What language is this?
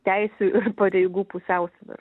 Lithuanian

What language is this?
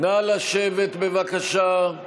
Hebrew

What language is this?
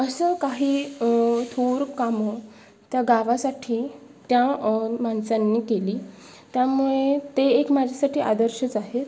Marathi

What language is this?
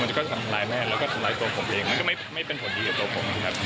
Thai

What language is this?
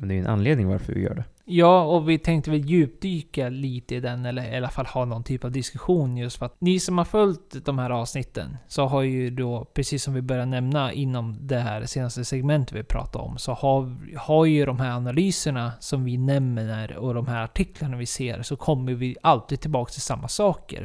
Swedish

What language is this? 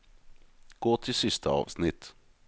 Norwegian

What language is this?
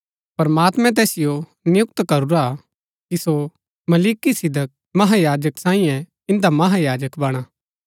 Gaddi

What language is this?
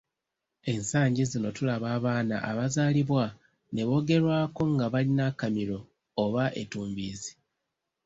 Ganda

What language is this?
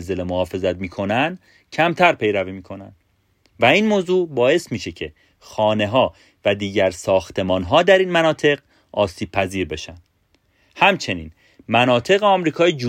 Persian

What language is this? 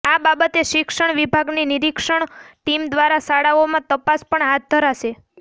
Gujarati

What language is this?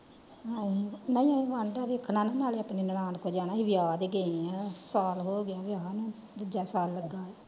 Punjabi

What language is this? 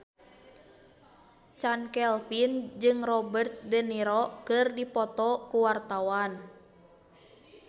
Sundanese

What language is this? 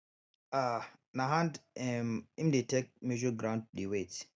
Nigerian Pidgin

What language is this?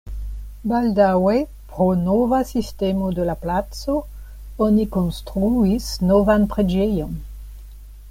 Esperanto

